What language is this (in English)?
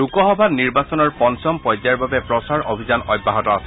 Assamese